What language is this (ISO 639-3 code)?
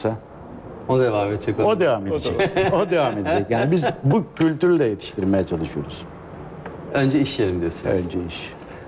tur